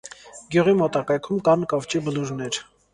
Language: Armenian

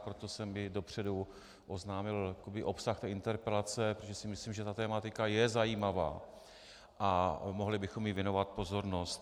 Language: Czech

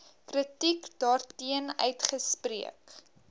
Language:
Afrikaans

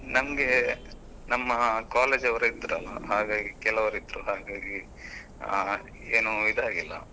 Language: Kannada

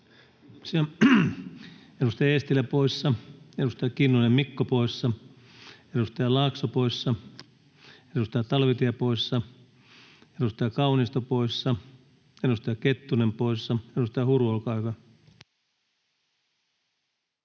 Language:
Finnish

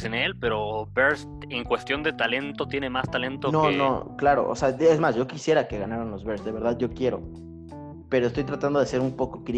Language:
Spanish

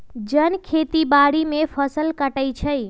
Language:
Magahi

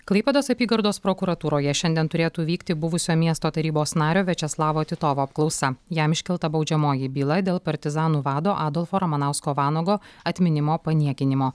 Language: Lithuanian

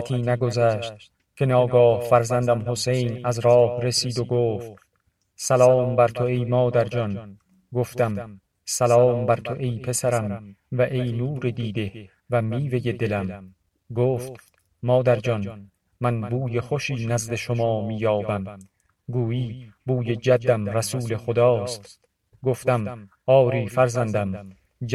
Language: Persian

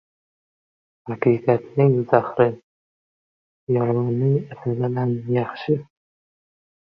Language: Uzbek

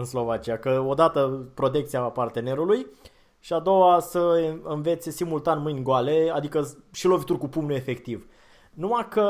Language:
Romanian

